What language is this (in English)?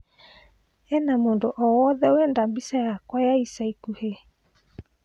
Kikuyu